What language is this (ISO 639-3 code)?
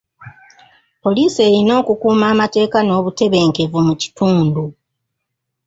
lug